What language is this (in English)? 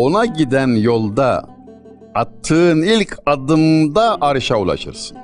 Turkish